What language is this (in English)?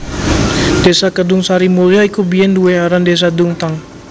Javanese